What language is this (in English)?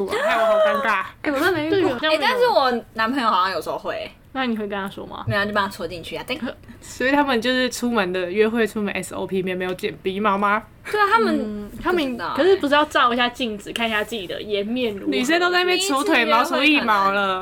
Chinese